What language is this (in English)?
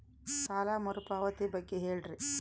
Kannada